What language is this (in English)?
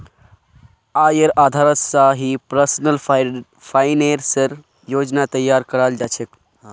Magahi